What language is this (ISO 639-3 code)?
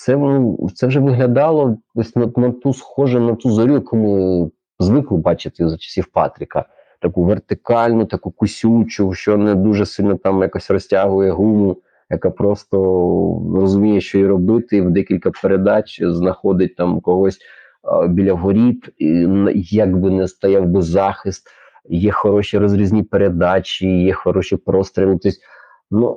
ukr